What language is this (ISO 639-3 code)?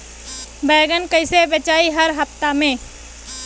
bho